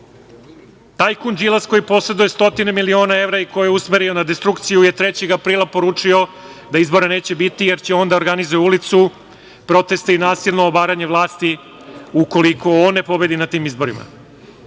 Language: Serbian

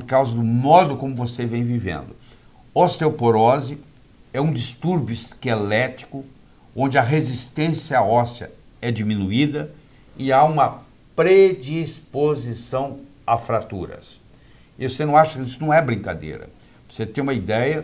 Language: Portuguese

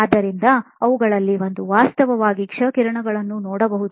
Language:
Kannada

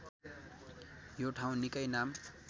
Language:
Nepali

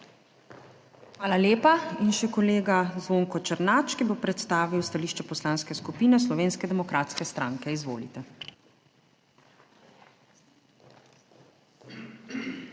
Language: Slovenian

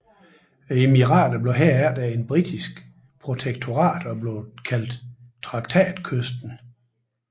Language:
Danish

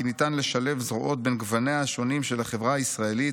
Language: Hebrew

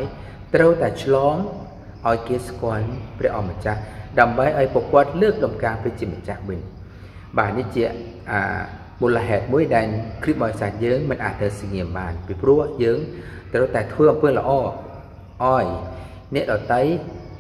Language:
Thai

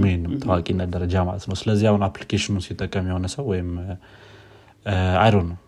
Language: Amharic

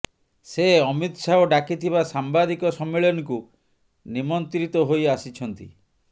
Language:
Odia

